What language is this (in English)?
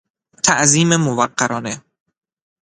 Persian